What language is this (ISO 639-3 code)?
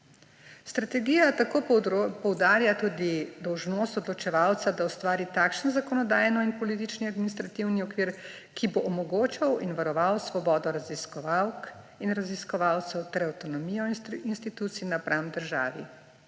slv